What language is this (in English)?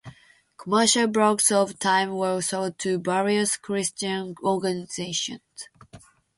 English